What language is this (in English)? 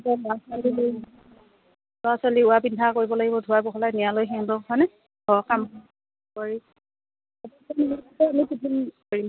Assamese